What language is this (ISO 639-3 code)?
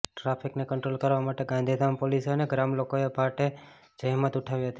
guj